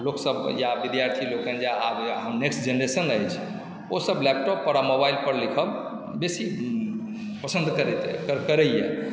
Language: Maithili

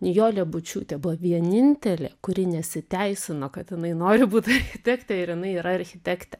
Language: Lithuanian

